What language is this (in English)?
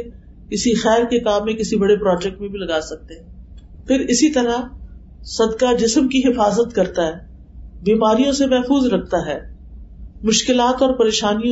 Urdu